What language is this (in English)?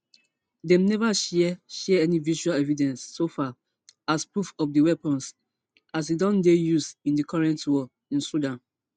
Nigerian Pidgin